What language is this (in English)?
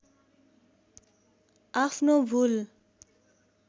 Nepali